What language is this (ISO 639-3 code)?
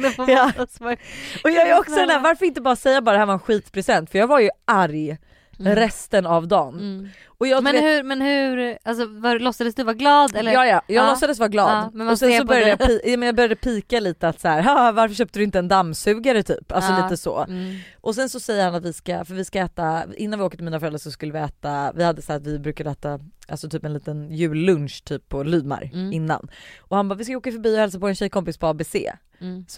swe